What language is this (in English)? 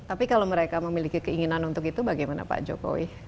Indonesian